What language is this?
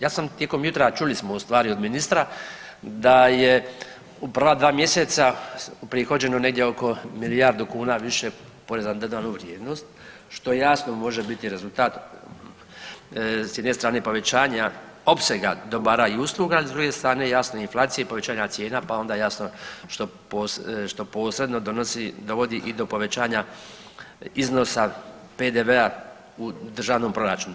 Croatian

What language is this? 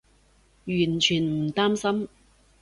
Cantonese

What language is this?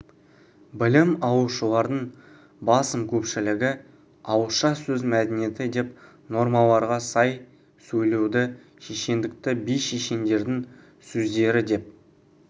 Kazakh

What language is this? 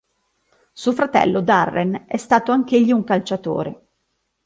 Italian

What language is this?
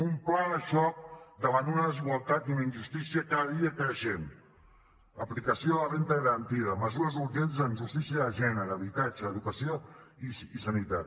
Catalan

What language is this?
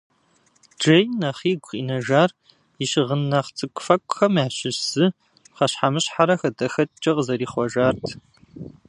Kabardian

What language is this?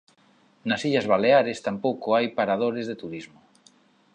Galician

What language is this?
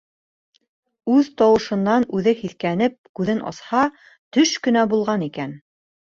Bashkir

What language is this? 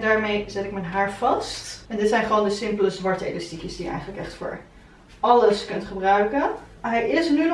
Dutch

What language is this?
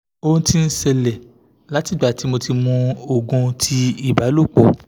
Yoruba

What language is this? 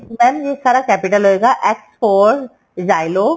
Punjabi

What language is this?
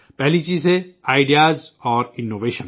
Urdu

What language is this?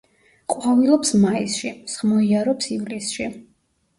Georgian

